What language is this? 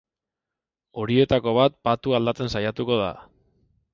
Basque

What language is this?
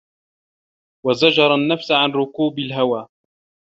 Arabic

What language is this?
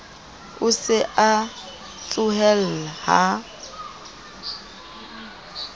Southern Sotho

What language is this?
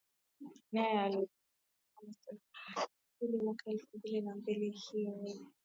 Swahili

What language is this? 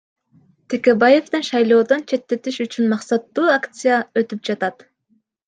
Kyrgyz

